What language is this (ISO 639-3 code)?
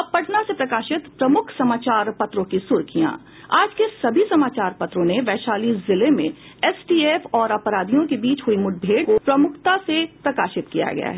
hin